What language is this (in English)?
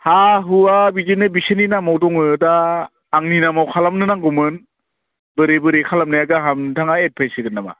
Bodo